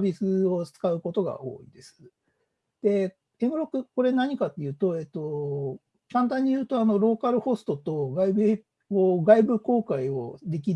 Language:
Japanese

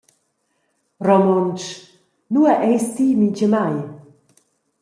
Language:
Romansh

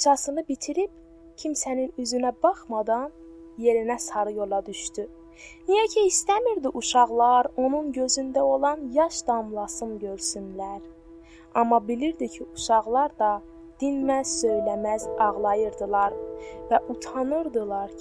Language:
Turkish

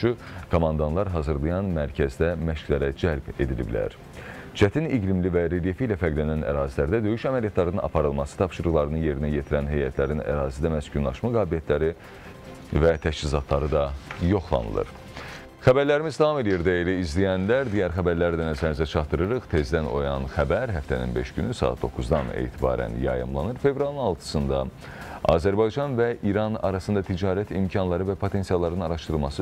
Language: Turkish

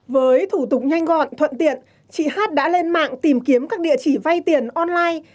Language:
Vietnamese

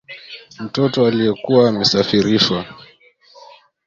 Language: Swahili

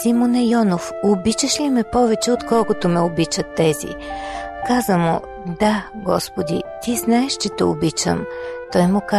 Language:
Bulgarian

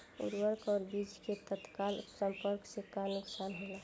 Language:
Bhojpuri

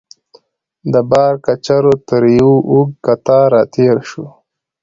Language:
Pashto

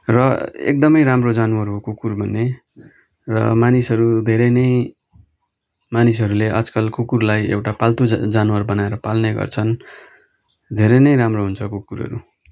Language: Nepali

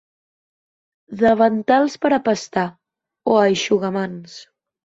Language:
Catalan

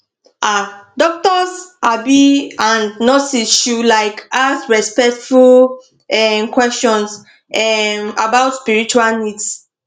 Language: Nigerian Pidgin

